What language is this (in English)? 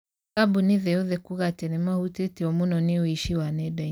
Kikuyu